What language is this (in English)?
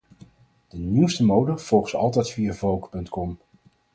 Dutch